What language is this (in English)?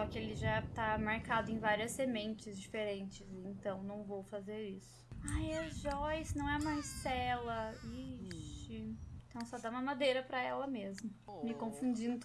Portuguese